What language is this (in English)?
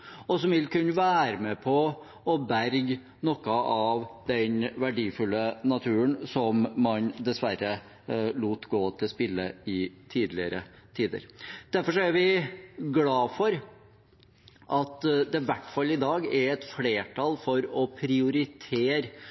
Norwegian Bokmål